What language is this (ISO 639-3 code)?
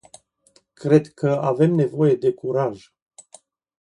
ron